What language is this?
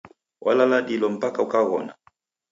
Taita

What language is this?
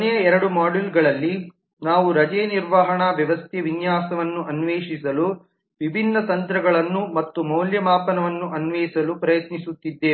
Kannada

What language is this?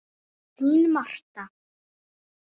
Icelandic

